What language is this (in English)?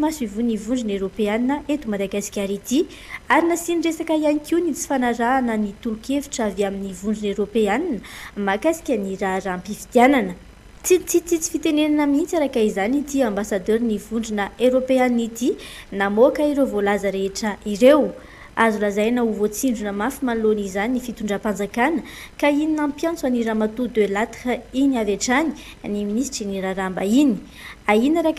Romanian